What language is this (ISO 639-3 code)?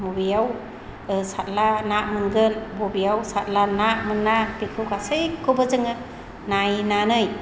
brx